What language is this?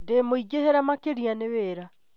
Kikuyu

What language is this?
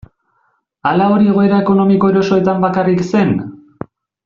Basque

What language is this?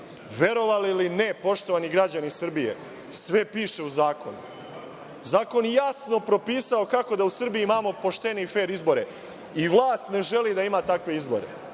Serbian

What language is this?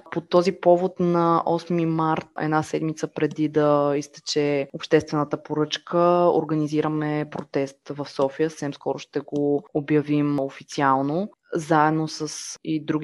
Bulgarian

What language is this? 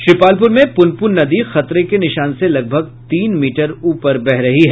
Hindi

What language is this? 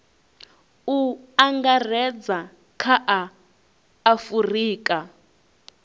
Venda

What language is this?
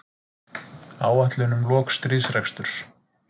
Icelandic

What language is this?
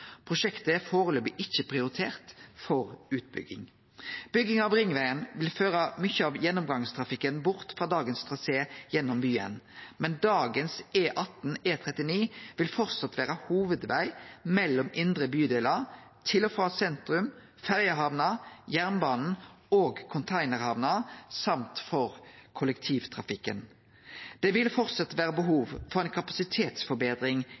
Norwegian Nynorsk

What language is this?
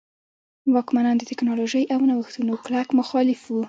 Pashto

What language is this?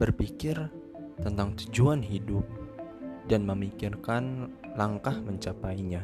Indonesian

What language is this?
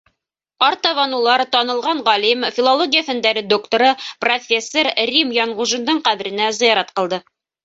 Bashkir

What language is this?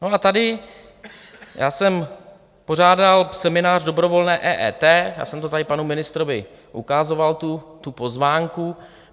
Czech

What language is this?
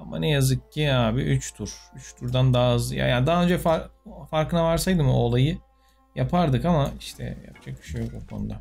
Turkish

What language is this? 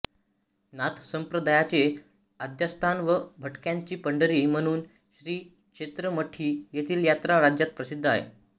Marathi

